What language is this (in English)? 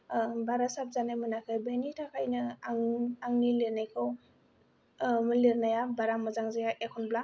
Bodo